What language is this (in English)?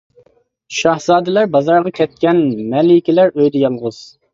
Uyghur